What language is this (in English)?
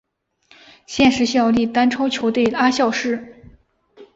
Chinese